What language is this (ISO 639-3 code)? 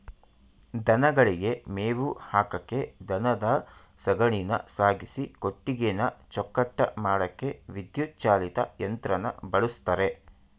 kan